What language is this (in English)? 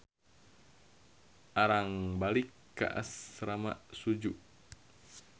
Sundanese